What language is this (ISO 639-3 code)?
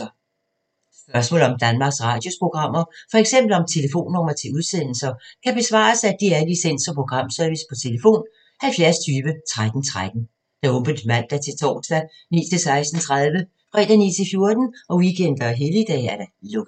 dan